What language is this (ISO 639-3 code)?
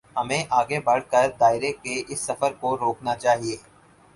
urd